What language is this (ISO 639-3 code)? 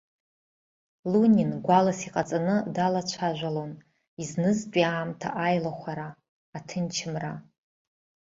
abk